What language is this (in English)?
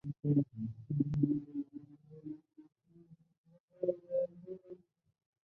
Chinese